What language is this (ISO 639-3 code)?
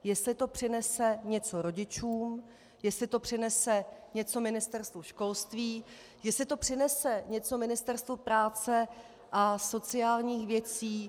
ces